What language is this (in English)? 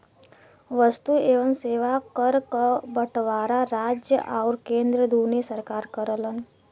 Bhojpuri